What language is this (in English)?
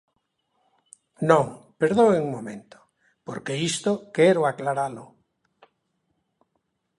Galician